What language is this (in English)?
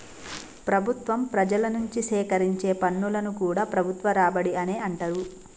Telugu